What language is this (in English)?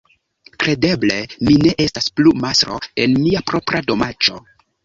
Esperanto